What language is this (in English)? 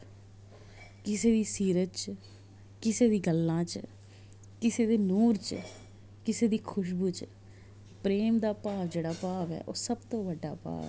Dogri